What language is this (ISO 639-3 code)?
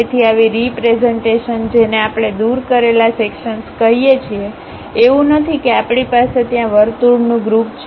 guj